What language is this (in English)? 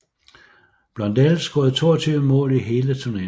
Danish